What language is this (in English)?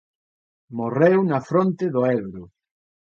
Galician